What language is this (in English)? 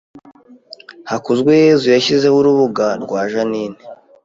Kinyarwanda